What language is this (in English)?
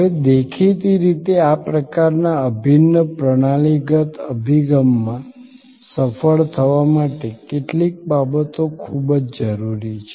Gujarati